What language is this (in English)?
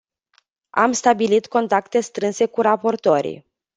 Romanian